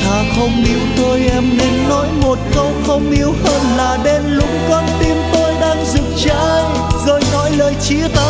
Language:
Vietnamese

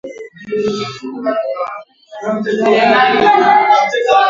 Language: Swahili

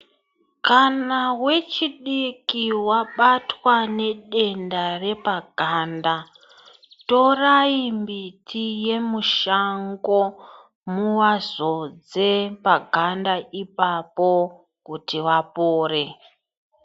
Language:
Ndau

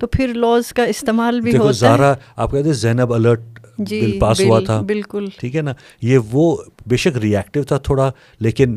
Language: Urdu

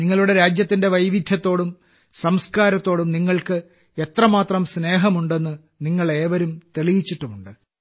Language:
Malayalam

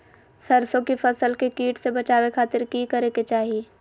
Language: Magahi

